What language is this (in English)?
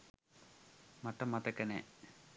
Sinhala